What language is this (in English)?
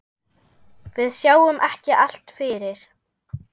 Icelandic